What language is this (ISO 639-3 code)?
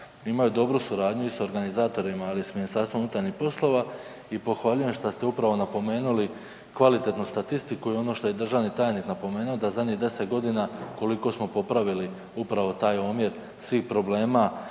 hrv